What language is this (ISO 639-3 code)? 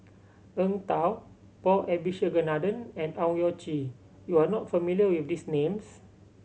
eng